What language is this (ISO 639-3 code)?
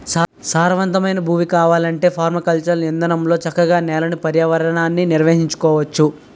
tel